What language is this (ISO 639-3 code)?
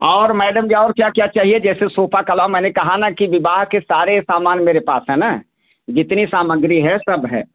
hin